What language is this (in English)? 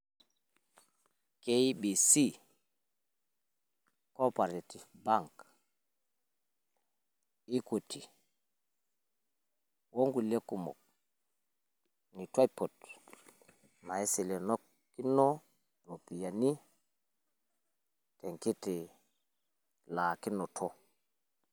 Masai